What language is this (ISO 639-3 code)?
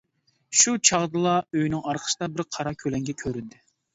uig